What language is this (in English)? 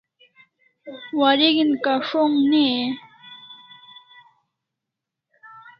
Kalasha